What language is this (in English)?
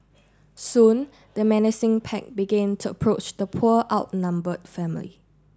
English